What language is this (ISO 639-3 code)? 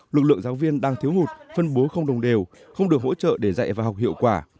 vie